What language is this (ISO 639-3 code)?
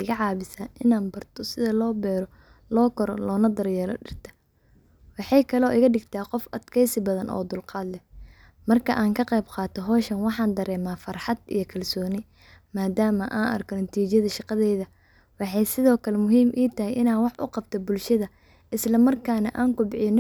som